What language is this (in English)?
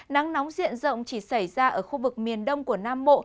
Vietnamese